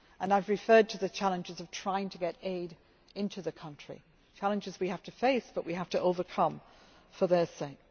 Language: English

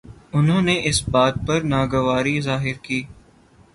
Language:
Urdu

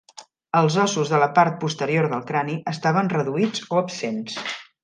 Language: Catalan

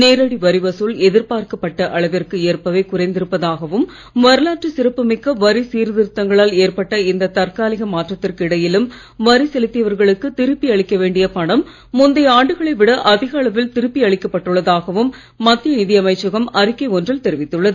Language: Tamil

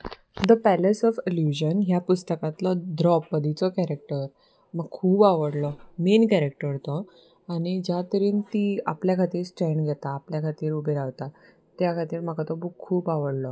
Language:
Konkani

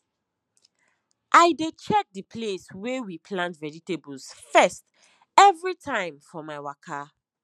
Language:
Nigerian Pidgin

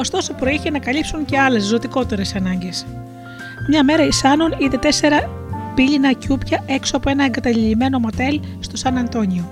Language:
Greek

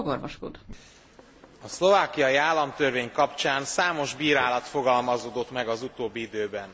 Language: Hungarian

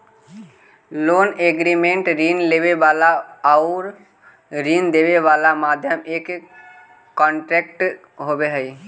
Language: Magahi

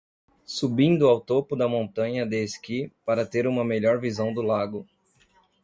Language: Portuguese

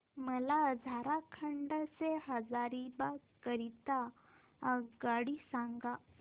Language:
Marathi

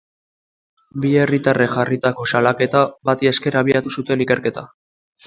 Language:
Basque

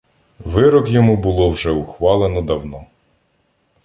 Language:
Ukrainian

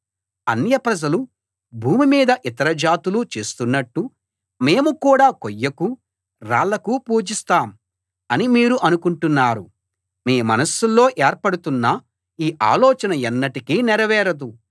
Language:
Telugu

